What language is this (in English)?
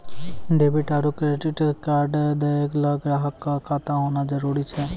Maithili